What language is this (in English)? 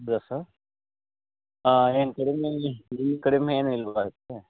Kannada